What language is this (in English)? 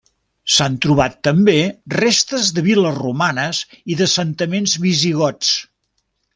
Catalan